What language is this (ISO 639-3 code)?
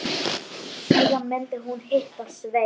isl